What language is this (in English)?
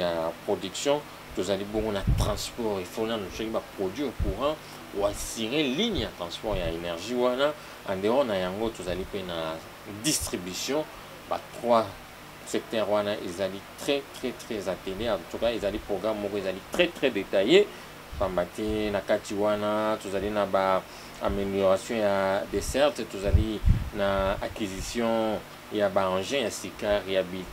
French